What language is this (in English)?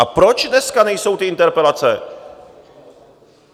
Czech